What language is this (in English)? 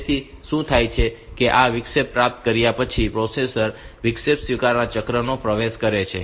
Gujarati